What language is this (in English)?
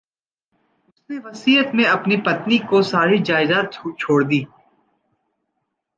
Hindi